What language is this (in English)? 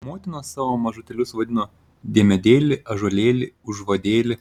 Lithuanian